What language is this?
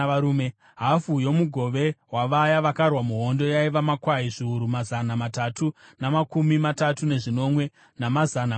Shona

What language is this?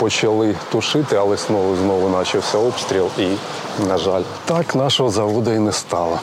Ukrainian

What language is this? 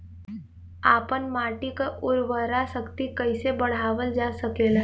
Bhojpuri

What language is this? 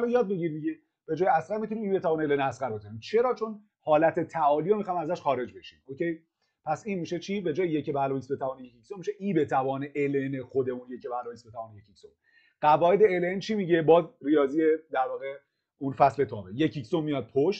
Persian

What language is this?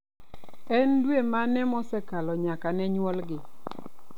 Luo (Kenya and Tanzania)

